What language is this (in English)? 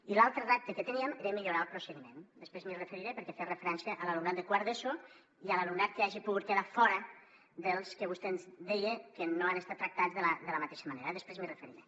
Catalan